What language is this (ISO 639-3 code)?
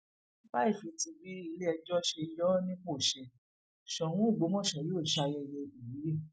yor